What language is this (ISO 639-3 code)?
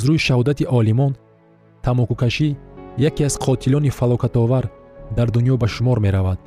fas